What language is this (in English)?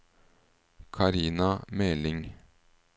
Norwegian